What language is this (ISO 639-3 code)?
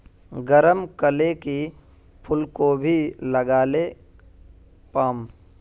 mag